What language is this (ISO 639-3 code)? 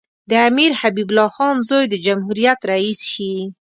pus